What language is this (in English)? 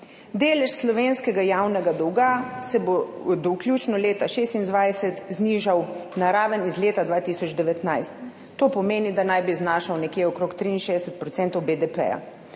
Slovenian